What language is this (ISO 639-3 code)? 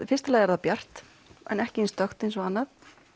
isl